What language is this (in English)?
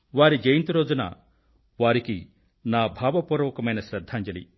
Telugu